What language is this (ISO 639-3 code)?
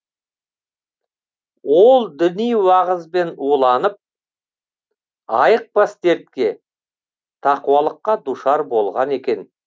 kaz